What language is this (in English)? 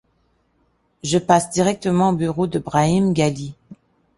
French